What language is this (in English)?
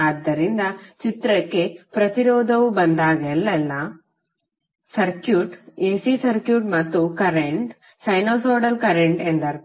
Kannada